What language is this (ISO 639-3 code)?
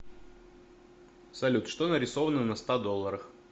rus